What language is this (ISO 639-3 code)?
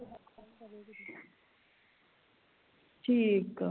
pan